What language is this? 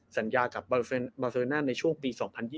Thai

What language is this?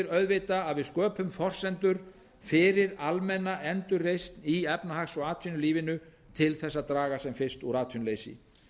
Icelandic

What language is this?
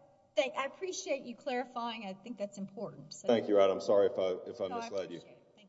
English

